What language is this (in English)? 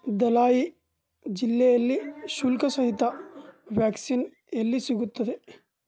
Kannada